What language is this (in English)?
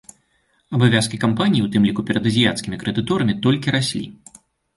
Belarusian